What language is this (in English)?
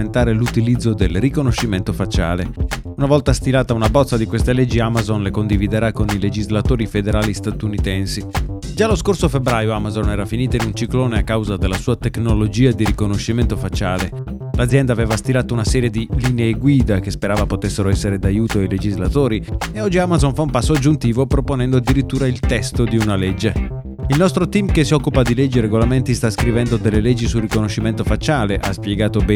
Italian